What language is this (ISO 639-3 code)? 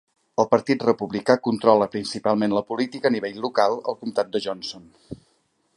cat